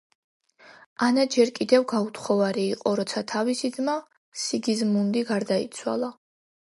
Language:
Georgian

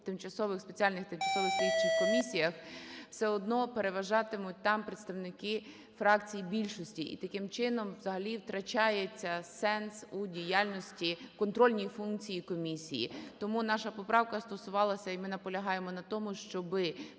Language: Ukrainian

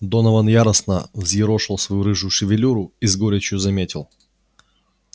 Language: Russian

